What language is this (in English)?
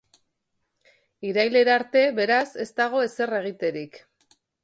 Basque